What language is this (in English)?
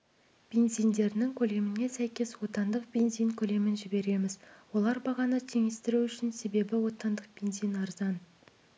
Kazakh